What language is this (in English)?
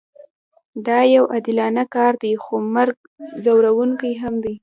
Pashto